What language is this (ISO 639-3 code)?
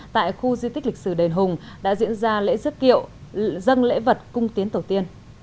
vie